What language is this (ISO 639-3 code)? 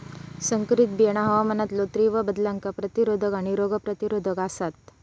mar